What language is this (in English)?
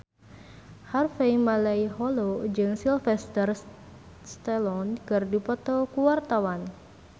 Sundanese